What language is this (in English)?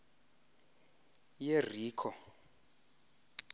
Xhosa